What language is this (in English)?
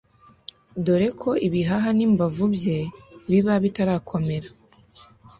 Kinyarwanda